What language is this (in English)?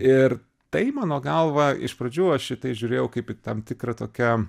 Lithuanian